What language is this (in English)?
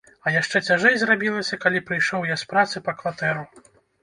Belarusian